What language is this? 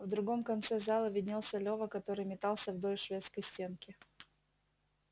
Russian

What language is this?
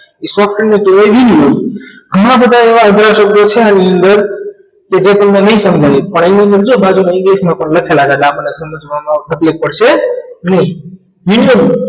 Gujarati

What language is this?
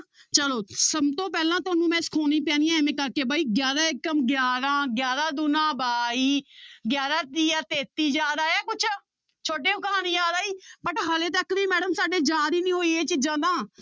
Punjabi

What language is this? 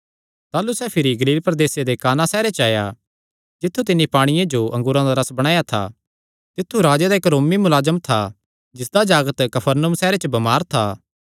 Kangri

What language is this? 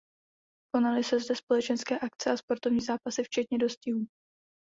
Czech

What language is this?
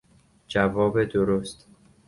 Persian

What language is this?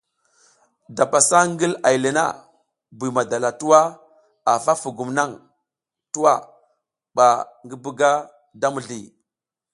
South Giziga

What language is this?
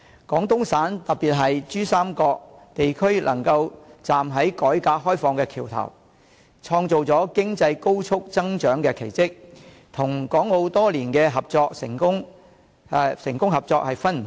Cantonese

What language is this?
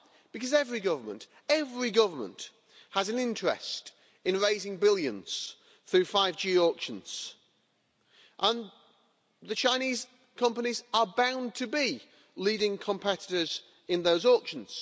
English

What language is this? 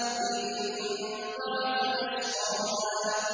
Arabic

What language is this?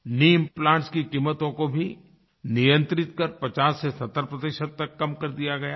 Hindi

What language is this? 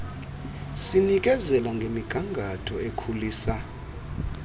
Xhosa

